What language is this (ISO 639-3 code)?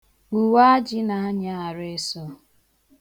ibo